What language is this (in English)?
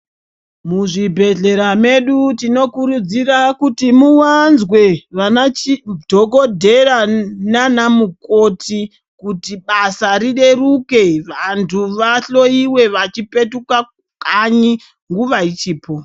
Ndau